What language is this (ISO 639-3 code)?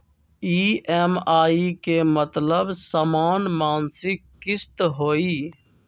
mag